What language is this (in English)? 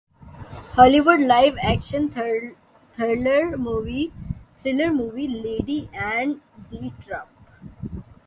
Urdu